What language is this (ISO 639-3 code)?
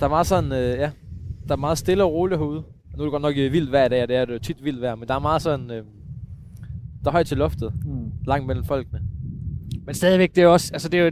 dan